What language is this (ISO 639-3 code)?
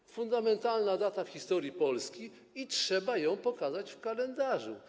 pol